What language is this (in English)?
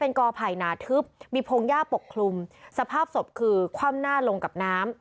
Thai